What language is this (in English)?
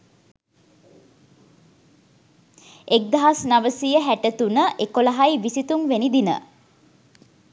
Sinhala